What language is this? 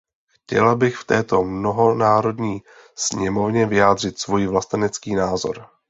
Czech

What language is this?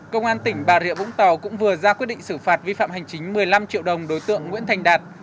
Vietnamese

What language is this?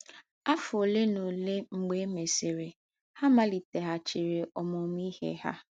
Igbo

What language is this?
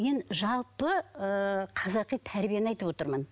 Kazakh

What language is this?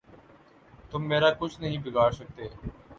Urdu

